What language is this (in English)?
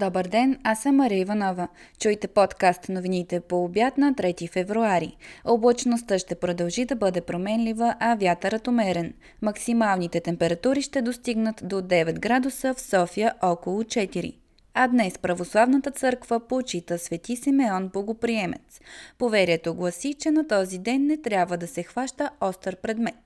Bulgarian